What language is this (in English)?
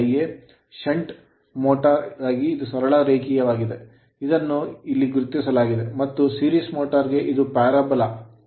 Kannada